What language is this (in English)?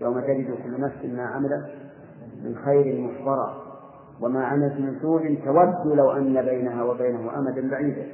Arabic